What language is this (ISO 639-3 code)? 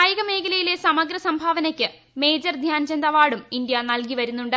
mal